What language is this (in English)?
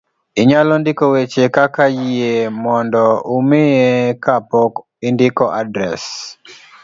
Luo (Kenya and Tanzania)